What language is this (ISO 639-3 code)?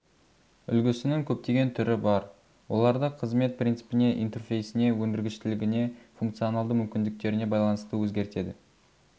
kaz